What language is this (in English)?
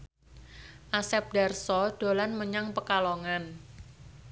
Javanese